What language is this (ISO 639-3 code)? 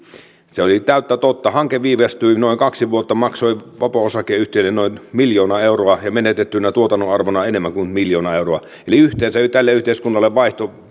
fin